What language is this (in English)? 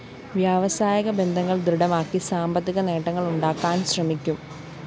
Malayalam